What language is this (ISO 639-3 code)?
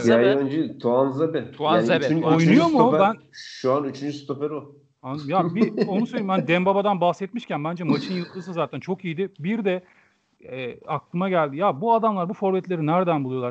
tur